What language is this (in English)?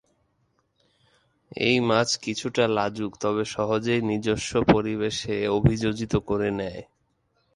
Bangla